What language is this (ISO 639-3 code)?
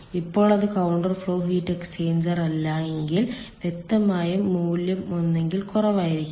mal